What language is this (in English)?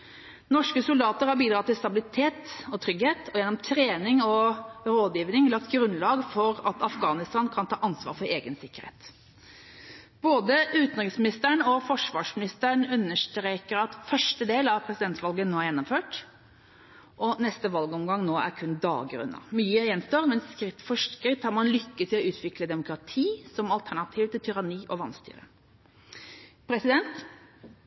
Norwegian Bokmål